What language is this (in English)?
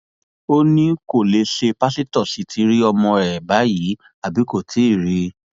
Yoruba